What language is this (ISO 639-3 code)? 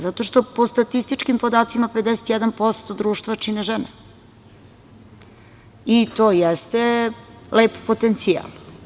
srp